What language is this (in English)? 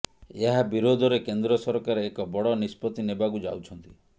Odia